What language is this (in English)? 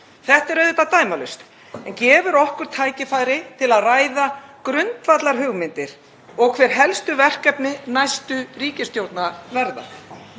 Icelandic